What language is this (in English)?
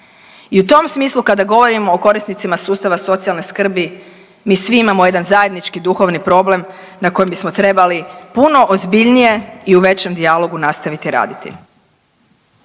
Croatian